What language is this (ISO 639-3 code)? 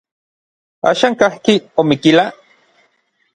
nlv